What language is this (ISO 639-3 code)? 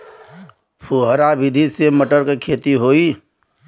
bho